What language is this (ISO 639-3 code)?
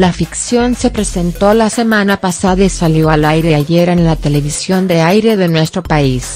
spa